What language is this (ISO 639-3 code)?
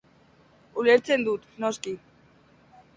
eus